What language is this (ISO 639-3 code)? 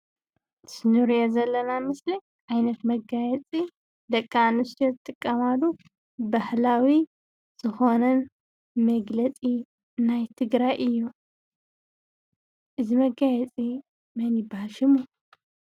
tir